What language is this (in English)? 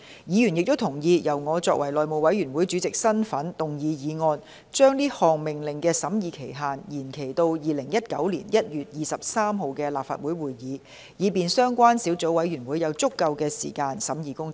Cantonese